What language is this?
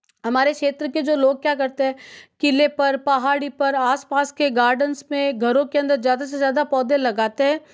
Hindi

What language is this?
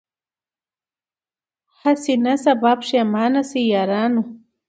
Pashto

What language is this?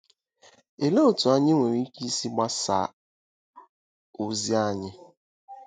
Igbo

